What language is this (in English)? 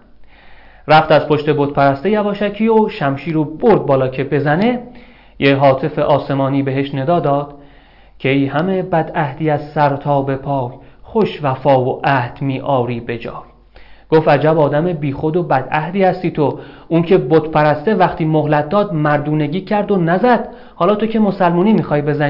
Persian